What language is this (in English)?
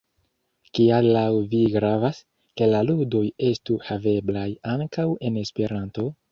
Esperanto